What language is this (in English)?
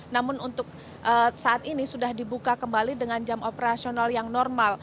Indonesian